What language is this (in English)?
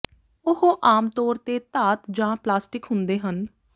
Punjabi